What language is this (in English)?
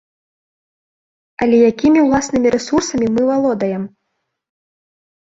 Belarusian